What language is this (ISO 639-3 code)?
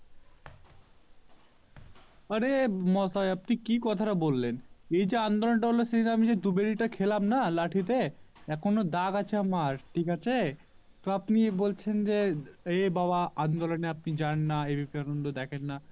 ben